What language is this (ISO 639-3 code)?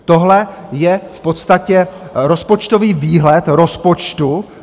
ces